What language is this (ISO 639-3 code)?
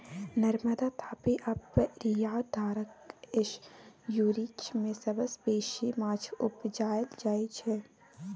mai